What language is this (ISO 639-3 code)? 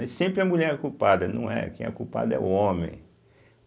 por